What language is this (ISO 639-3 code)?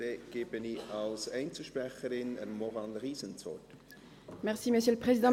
gsw